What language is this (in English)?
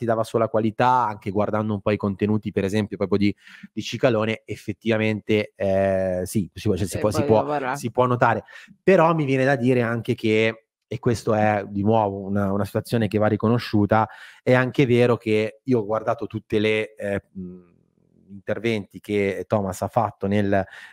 Italian